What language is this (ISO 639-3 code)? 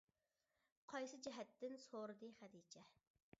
uig